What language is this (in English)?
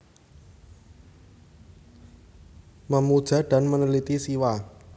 Javanese